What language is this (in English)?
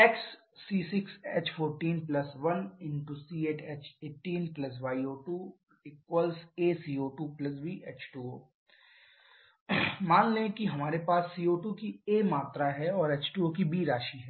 Hindi